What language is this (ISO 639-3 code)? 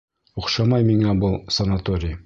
bak